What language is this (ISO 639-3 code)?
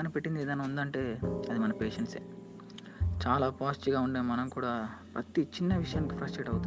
tel